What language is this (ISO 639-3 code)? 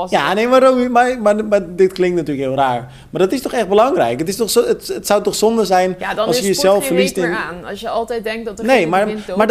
nld